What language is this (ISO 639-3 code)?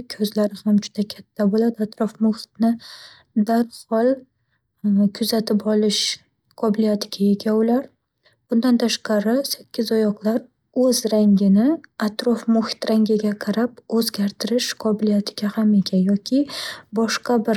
uzb